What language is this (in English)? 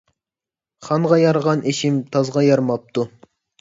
Uyghur